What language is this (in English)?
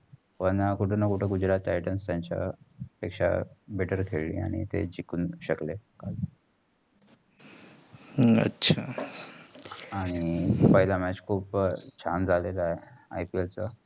Marathi